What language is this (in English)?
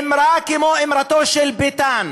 Hebrew